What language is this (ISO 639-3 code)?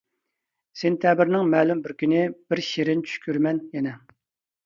uig